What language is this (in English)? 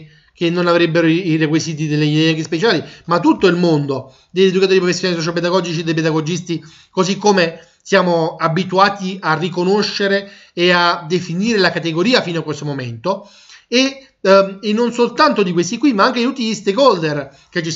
Italian